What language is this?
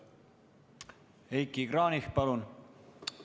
Estonian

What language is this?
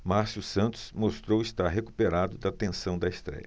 Portuguese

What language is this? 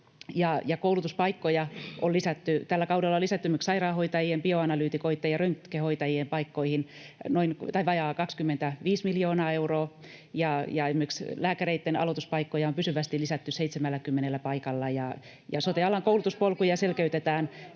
Finnish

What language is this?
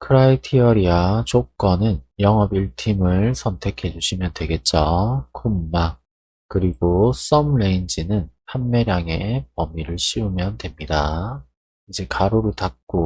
Korean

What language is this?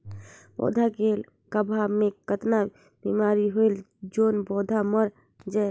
Chhattisgarhi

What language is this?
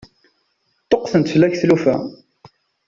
Kabyle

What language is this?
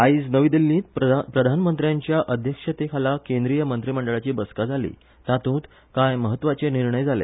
Konkani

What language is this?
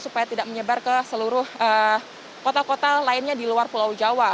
Indonesian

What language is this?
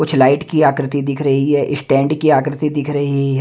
Hindi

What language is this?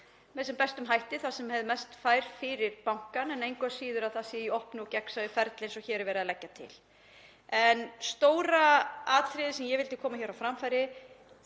Icelandic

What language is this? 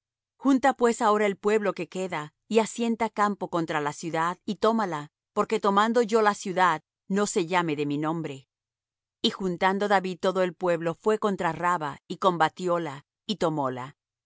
Spanish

